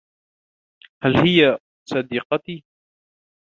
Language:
Arabic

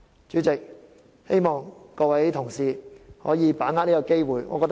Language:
Cantonese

